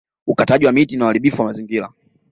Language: Swahili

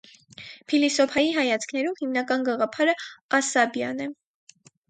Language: Armenian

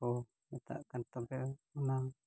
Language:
Santali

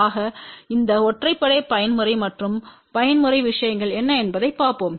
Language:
Tamil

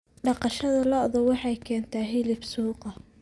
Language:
Somali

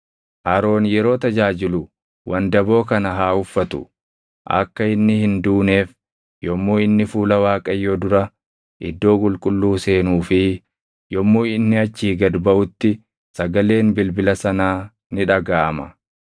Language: Oromo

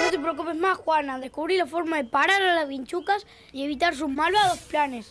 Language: Spanish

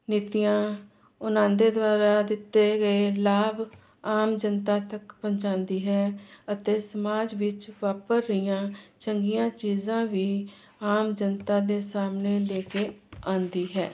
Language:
Punjabi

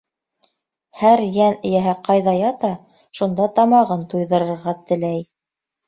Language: Bashkir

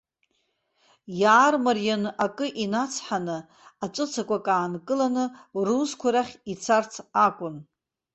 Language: Abkhazian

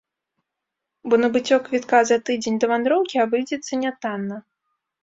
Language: Belarusian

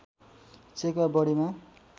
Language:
Nepali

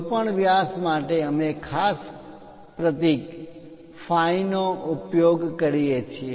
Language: Gujarati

